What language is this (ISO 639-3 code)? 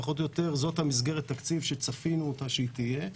heb